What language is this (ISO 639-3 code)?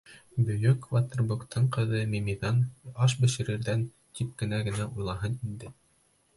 bak